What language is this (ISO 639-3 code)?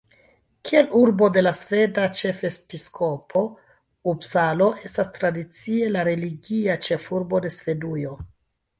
epo